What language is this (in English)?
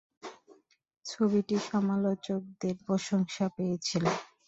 Bangla